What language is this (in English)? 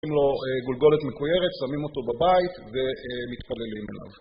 Hebrew